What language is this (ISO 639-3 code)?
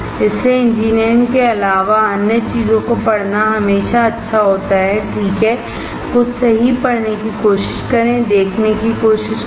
hin